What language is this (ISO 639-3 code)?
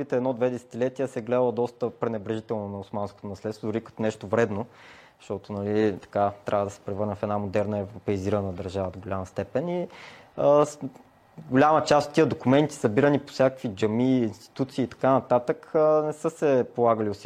bul